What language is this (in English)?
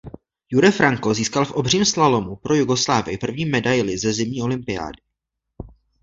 Czech